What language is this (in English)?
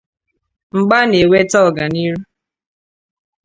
Igbo